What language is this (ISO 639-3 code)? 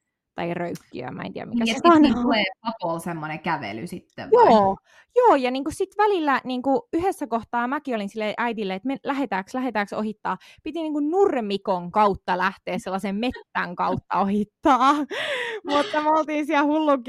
fin